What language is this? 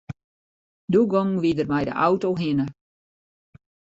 Western Frisian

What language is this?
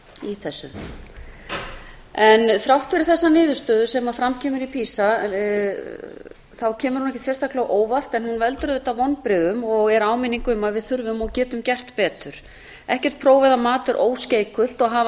Icelandic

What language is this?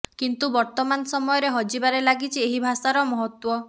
Odia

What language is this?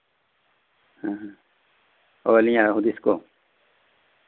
Santali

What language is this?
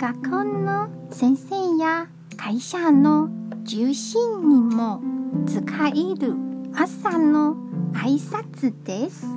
Japanese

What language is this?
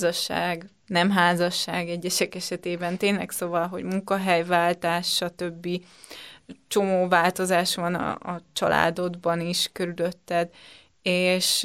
Hungarian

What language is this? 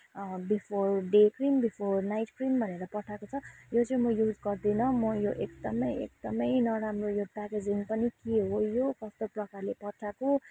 Nepali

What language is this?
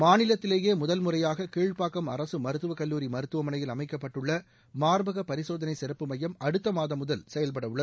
Tamil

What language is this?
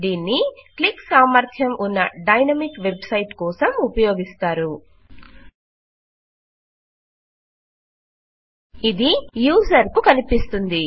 Telugu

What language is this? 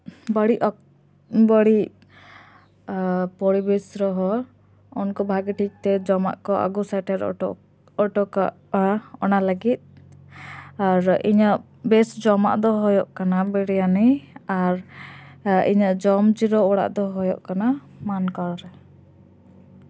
Santali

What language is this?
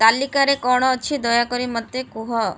Odia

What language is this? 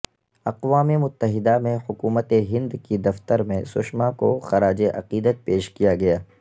Urdu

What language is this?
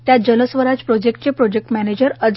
Marathi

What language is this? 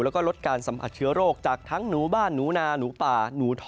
Thai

